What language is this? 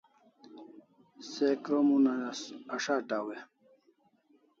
Kalasha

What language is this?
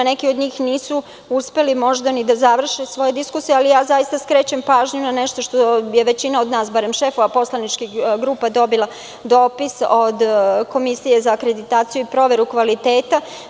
Serbian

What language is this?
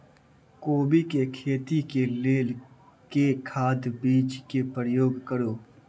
Maithili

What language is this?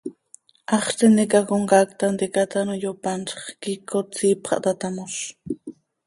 Seri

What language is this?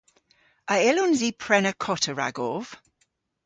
Cornish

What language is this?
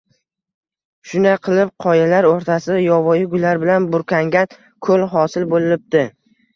Uzbek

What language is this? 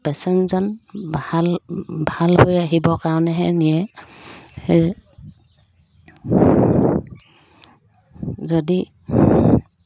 Assamese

